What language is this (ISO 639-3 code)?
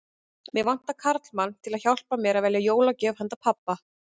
isl